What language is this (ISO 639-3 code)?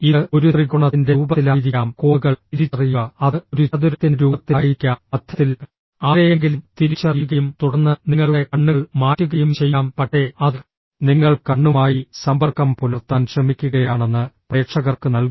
mal